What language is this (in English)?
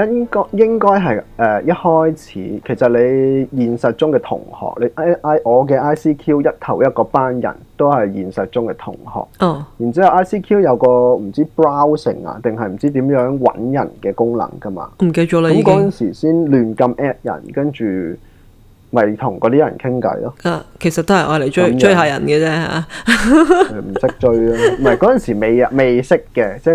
Chinese